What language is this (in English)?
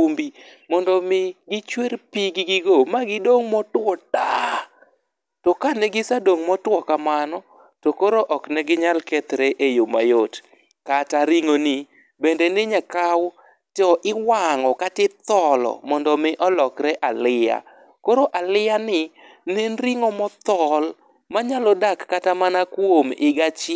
Luo (Kenya and Tanzania)